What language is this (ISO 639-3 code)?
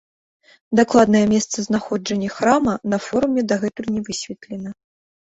bel